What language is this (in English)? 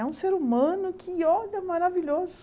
Portuguese